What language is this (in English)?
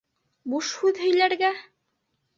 Bashkir